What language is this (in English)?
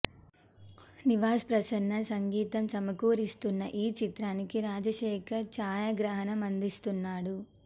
Telugu